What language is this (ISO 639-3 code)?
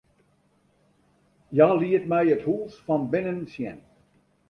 fry